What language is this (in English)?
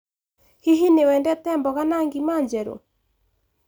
Kikuyu